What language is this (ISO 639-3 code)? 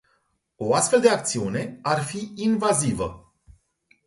ron